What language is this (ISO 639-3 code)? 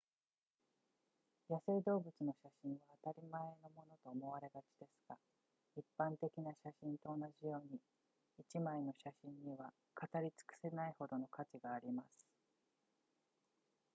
jpn